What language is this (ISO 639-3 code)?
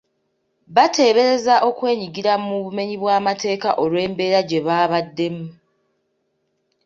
lug